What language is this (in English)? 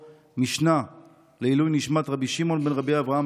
Hebrew